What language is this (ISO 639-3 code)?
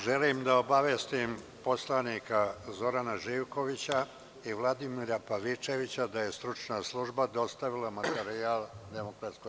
srp